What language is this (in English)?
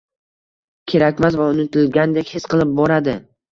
Uzbek